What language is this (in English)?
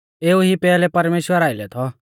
Mahasu Pahari